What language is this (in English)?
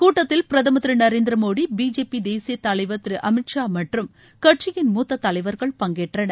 Tamil